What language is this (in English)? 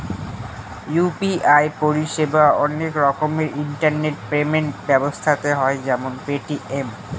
Bangla